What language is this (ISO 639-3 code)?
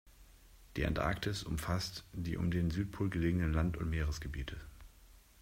deu